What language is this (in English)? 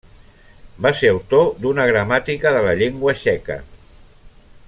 Catalan